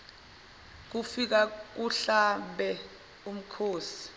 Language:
Zulu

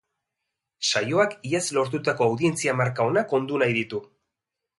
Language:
Basque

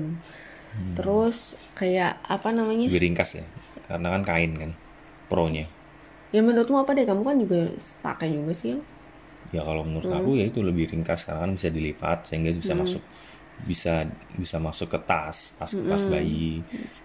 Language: Indonesian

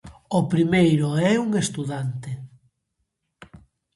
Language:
Galician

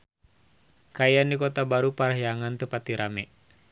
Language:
Sundanese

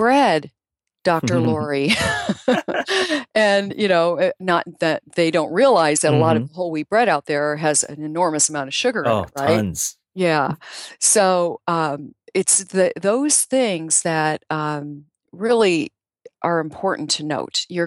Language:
English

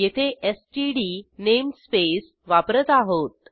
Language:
Marathi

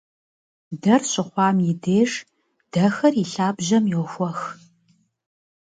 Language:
Kabardian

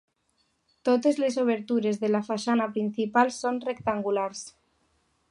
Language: Catalan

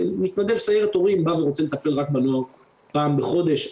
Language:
Hebrew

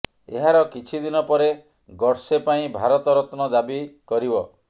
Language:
Odia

